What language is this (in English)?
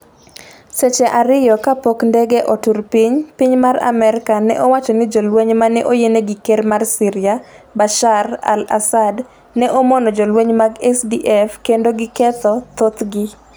Luo (Kenya and Tanzania)